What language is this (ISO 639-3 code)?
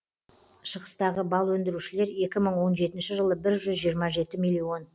kaz